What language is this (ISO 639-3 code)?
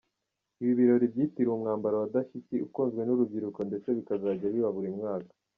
kin